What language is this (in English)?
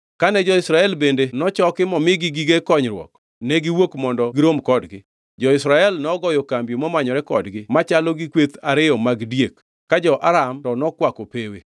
Luo (Kenya and Tanzania)